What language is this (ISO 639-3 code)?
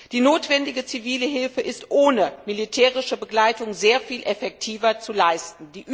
deu